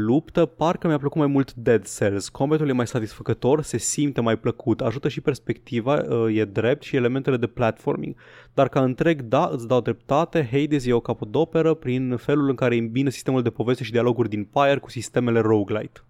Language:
Romanian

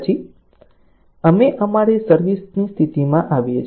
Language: Gujarati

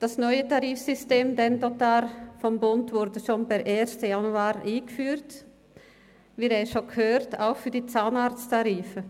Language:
Swiss German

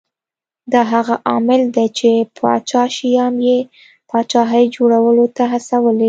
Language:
Pashto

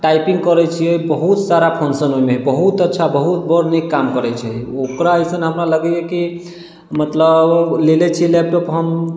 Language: Maithili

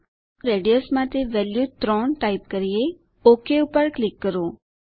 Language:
Gujarati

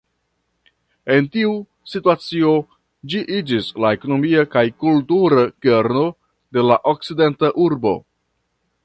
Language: Esperanto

